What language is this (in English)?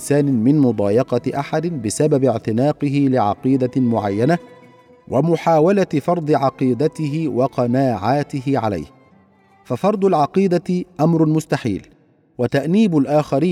Arabic